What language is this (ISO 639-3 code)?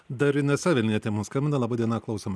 lit